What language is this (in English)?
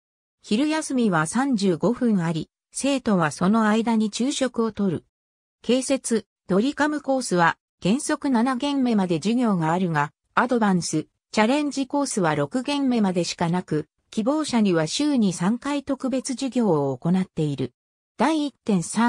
Japanese